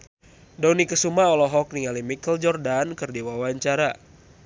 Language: Sundanese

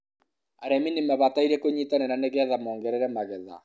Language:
Kikuyu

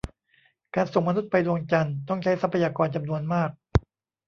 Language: Thai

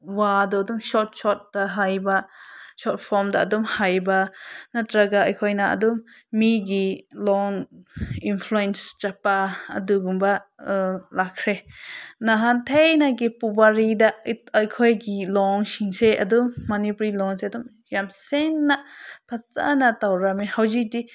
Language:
Manipuri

